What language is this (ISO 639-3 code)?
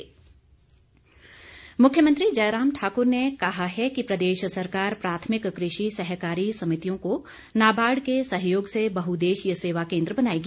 hin